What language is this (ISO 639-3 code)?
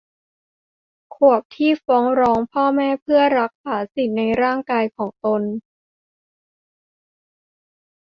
tha